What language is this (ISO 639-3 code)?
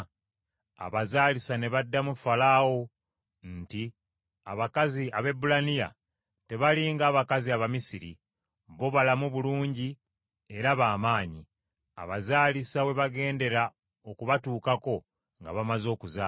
lug